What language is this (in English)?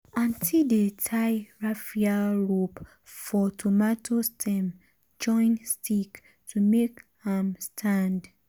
Nigerian Pidgin